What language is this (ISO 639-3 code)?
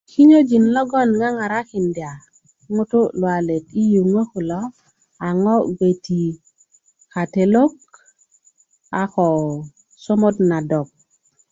ukv